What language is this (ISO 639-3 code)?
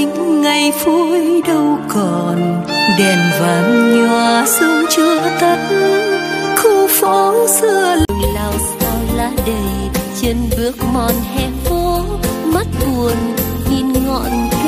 vie